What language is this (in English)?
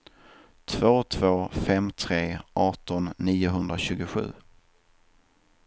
Swedish